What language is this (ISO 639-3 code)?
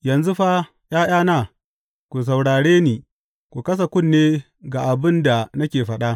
hau